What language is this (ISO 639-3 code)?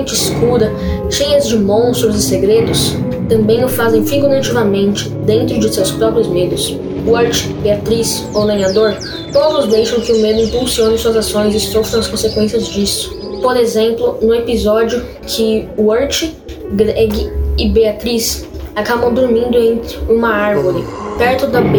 por